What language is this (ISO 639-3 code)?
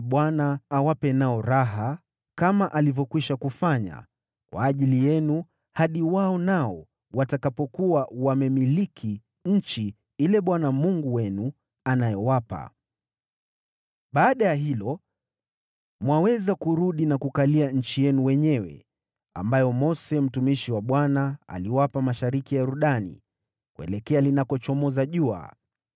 swa